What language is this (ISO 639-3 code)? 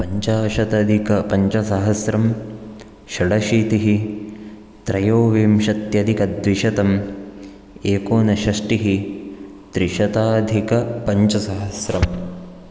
san